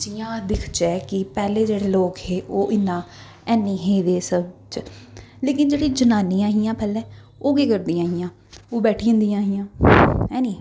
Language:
Dogri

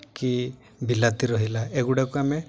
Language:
Odia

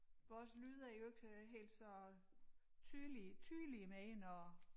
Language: Danish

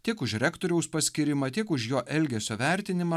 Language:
Lithuanian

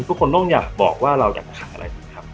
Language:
Thai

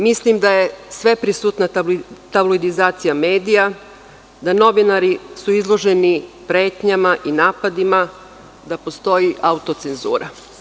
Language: Serbian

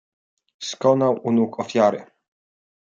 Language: Polish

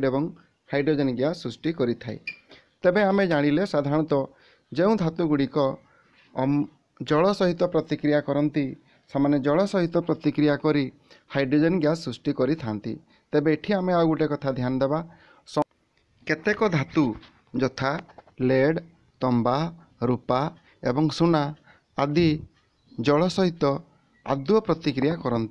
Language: Hindi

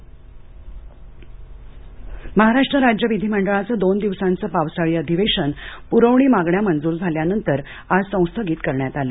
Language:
Marathi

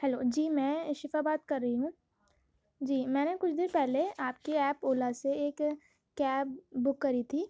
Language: Urdu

